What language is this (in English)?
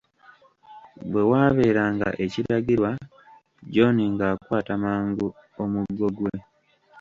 Ganda